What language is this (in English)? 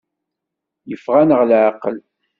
Kabyle